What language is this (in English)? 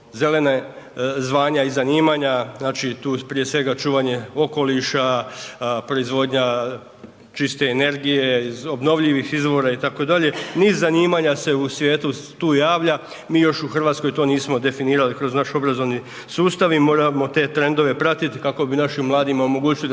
Croatian